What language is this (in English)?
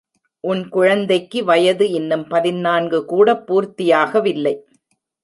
Tamil